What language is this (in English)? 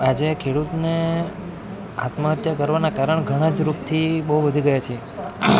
Gujarati